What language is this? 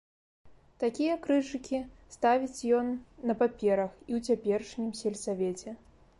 Belarusian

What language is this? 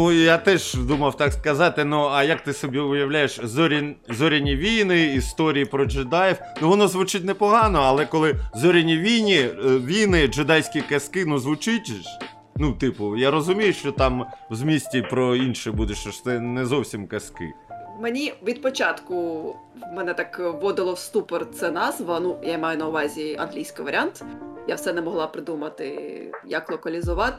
Ukrainian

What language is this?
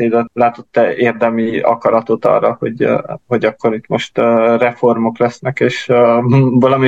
Hungarian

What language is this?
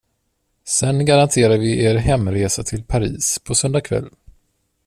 Swedish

